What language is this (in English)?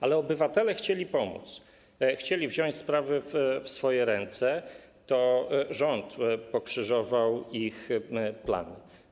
Polish